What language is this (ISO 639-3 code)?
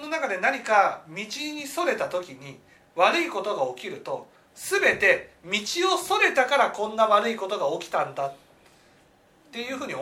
jpn